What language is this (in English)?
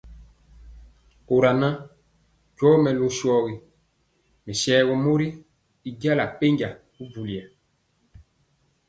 Mpiemo